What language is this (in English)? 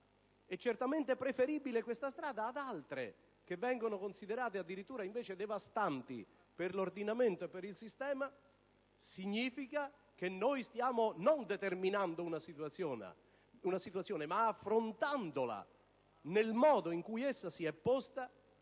Italian